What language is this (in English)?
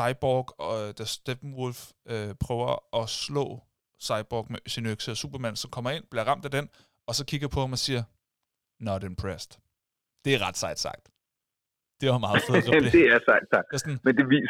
Danish